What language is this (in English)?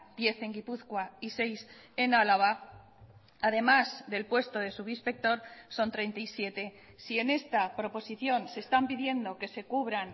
Spanish